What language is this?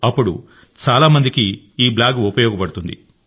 Telugu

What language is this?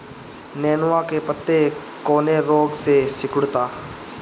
Bhojpuri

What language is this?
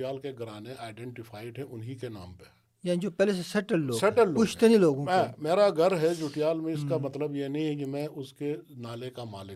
Urdu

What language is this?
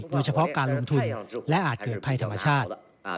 Thai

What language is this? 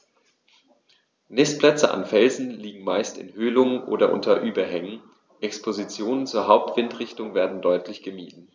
German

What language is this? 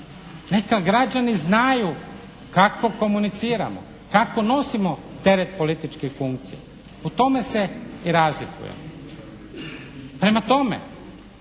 Croatian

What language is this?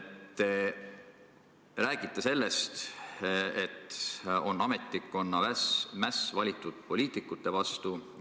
Estonian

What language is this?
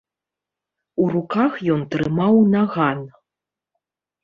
Belarusian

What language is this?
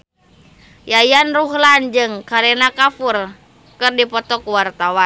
Sundanese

